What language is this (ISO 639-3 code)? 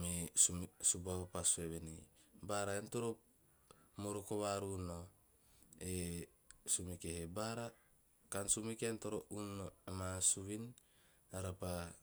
tio